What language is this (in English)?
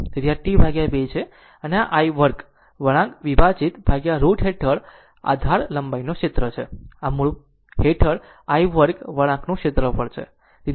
Gujarati